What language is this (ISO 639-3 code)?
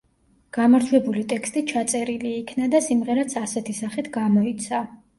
kat